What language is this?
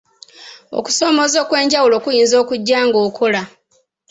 Ganda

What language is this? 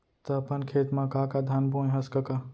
Chhattisgarhi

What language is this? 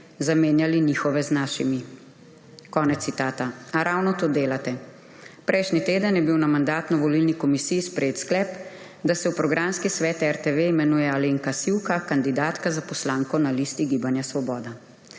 Slovenian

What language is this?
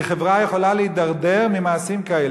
Hebrew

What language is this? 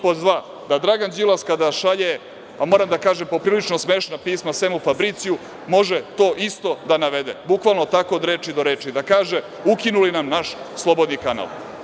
Serbian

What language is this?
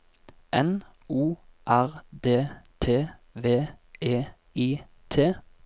Norwegian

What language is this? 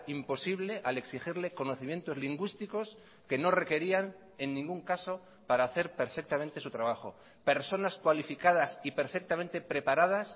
Spanish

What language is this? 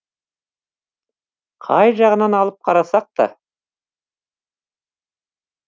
Kazakh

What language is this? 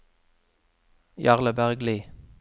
Norwegian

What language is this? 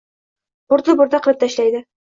Uzbek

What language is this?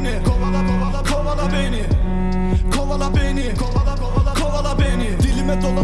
Turkish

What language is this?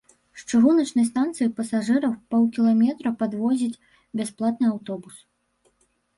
Belarusian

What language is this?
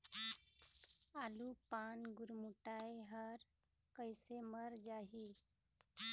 Chhattisgarhi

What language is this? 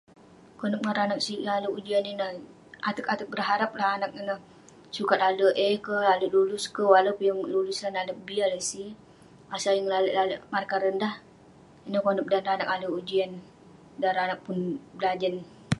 Western Penan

